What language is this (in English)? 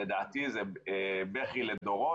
Hebrew